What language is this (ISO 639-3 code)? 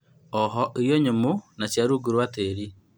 kik